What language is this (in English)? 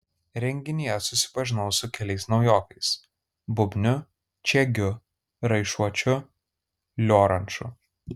Lithuanian